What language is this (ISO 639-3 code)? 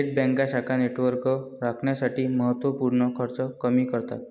mar